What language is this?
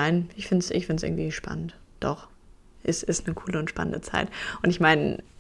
German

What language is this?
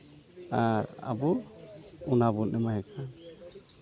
Santali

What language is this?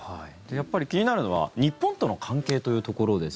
Japanese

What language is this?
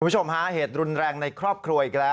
Thai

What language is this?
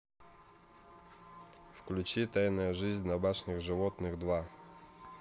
Russian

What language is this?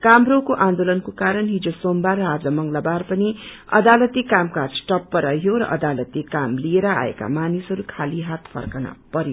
Nepali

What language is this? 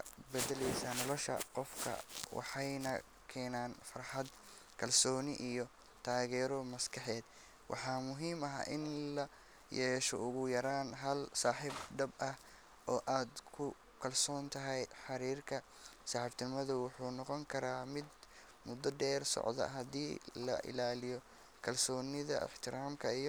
Somali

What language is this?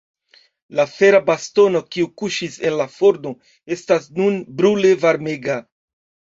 Esperanto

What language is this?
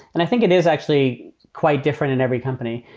English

